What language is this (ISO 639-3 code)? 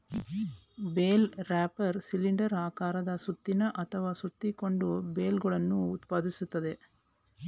kan